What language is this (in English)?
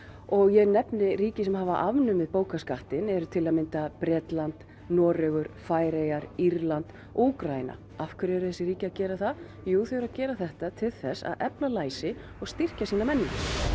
Icelandic